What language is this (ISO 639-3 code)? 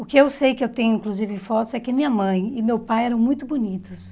por